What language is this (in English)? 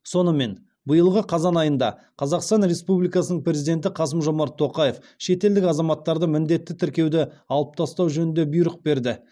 Kazakh